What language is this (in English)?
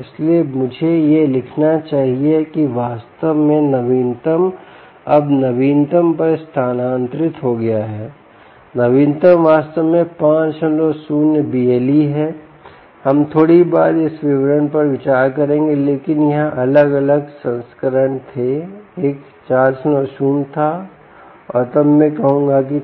Hindi